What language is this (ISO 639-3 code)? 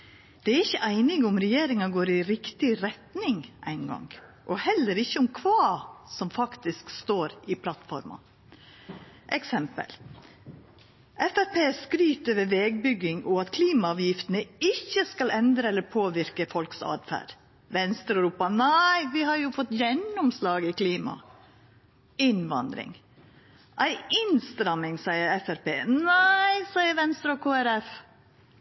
nno